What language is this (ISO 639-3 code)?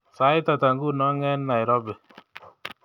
kln